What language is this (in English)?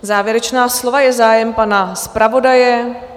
Czech